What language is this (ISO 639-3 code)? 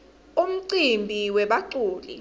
ssw